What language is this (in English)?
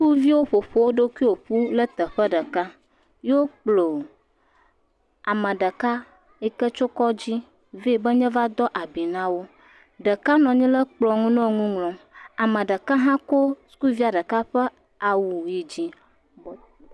Ewe